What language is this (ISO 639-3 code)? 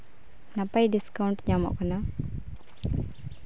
sat